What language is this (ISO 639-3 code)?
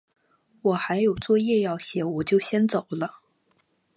zho